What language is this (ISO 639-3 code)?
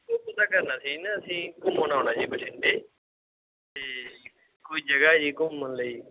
pan